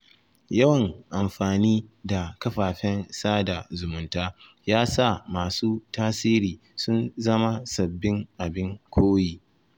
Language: Hausa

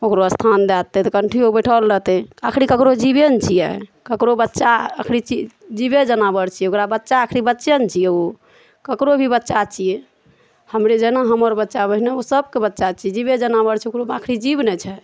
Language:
Maithili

